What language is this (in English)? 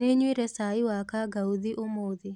Kikuyu